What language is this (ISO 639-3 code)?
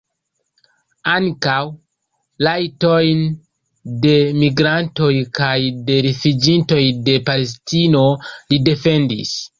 epo